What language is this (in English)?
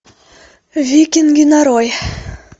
Russian